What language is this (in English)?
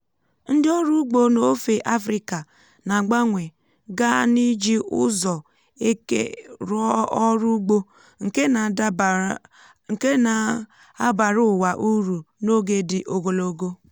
Igbo